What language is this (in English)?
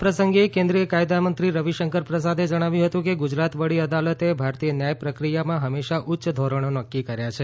Gujarati